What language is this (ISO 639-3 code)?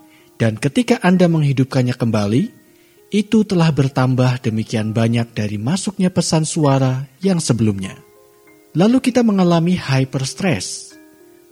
ind